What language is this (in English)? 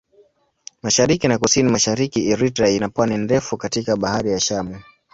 Swahili